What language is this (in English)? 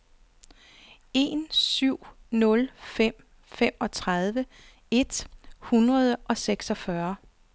Danish